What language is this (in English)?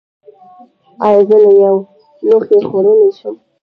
Pashto